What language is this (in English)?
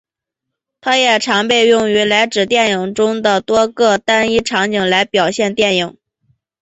Chinese